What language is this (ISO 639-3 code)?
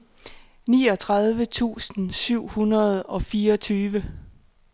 dan